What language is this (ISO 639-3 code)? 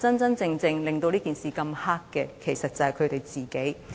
yue